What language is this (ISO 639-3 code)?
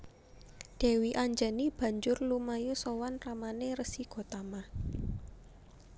jav